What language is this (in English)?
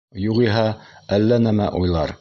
Bashkir